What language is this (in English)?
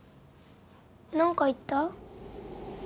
Japanese